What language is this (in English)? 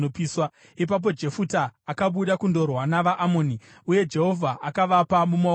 Shona